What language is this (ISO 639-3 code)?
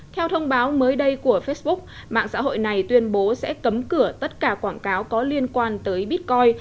vie